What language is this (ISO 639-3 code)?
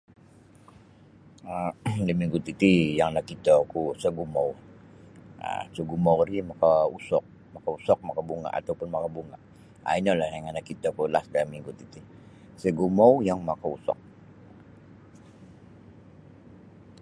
bsy